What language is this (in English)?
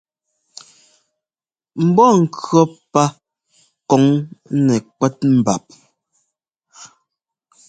Ngomba